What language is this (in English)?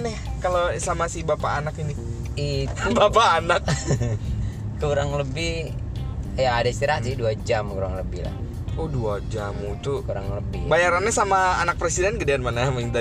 Indonesian